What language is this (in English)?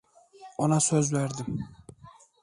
Turkish